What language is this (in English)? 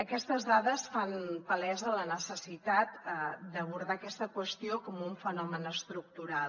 Catalan